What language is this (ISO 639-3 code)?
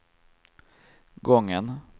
swe